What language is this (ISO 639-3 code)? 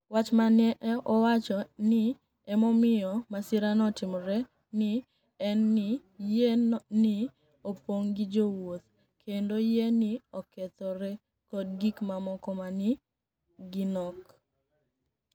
luo